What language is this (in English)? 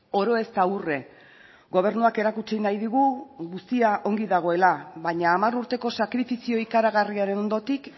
Basque